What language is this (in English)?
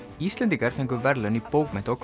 Icelandic